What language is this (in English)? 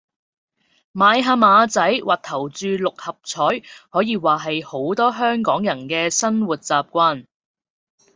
Cantonese